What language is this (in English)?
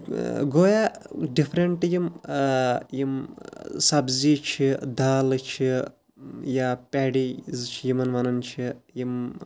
Kashmiri